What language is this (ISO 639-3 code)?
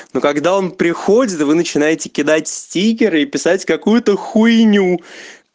rus